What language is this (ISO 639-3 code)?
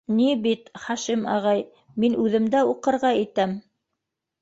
bak